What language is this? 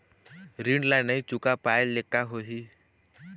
Chhattisgarhi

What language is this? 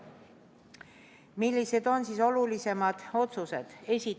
Estonian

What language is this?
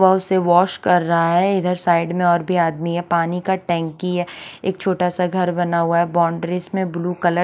Hindi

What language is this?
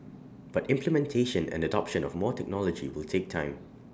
English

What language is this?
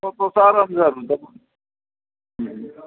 Gujarati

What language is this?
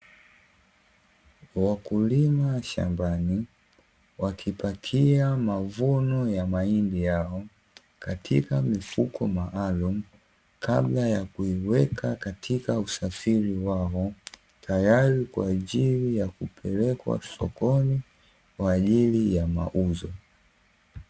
Swahili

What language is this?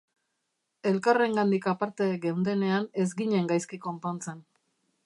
Basque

